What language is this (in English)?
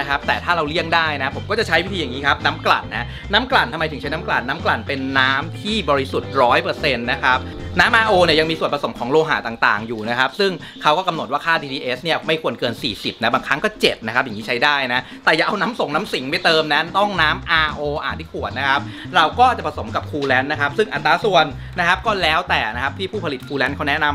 Thai